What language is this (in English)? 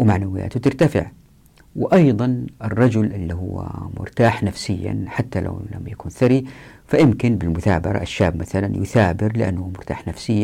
Arabic